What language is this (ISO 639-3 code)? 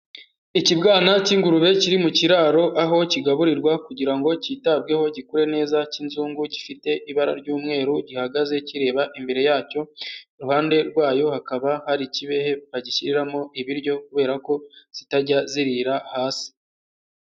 kin